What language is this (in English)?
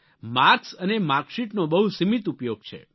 Gujarati